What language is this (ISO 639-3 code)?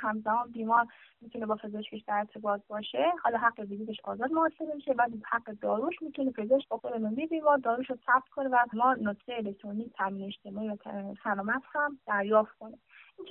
fas